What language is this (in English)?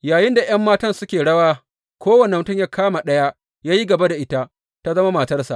Hausa